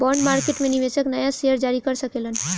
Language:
Bhojpuri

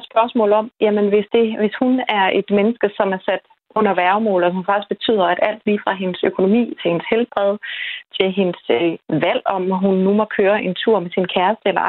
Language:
Danish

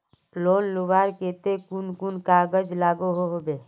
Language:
Magahi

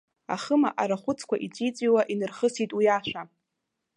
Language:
Abkhazian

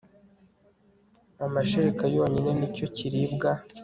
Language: Kinyarwanda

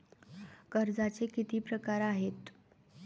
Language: Marathi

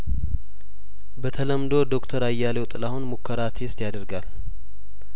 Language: Amharic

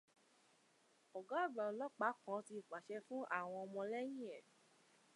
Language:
Yoruba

